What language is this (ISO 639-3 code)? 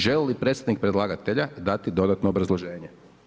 hrv